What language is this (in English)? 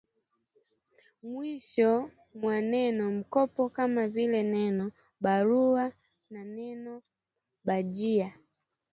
Swahili